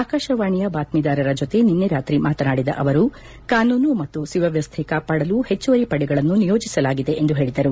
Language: Kannada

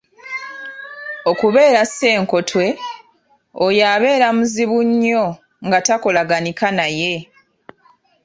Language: Ganda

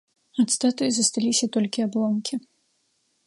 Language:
Belarusian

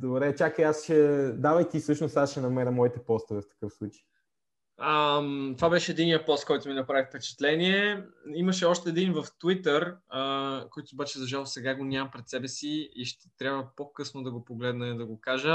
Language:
Bulgarian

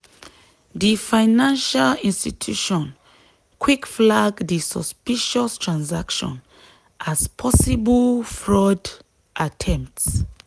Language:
Nigerian Pidgin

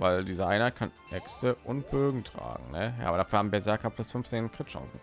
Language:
German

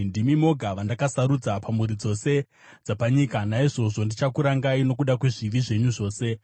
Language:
Shona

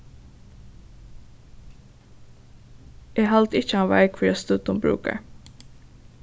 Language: Faroese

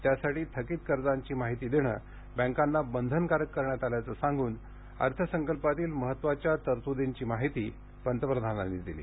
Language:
Marathi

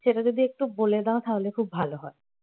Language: Bangla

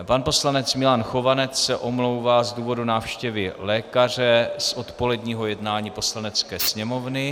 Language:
Czech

